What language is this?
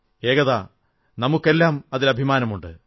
Malayalam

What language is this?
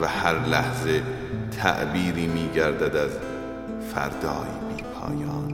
Persian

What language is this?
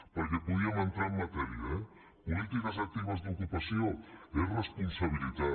Catalan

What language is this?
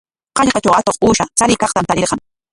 Corongo Ancash Quechua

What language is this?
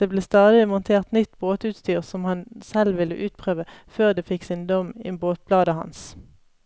Norwegian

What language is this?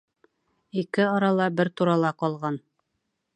Bashkir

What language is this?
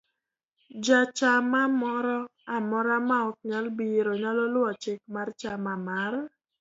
Luo (Kenya and Tanzania)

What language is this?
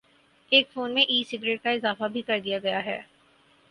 Urdu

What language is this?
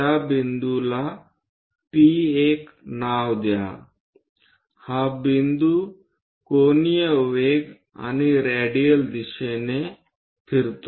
Marathi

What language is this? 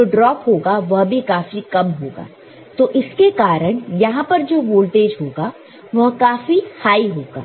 Hindi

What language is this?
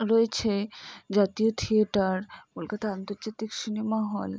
Bangla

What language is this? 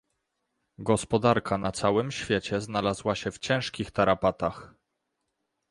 Polish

